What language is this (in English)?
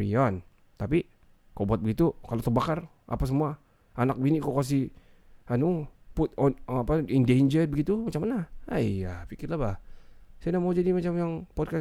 Malay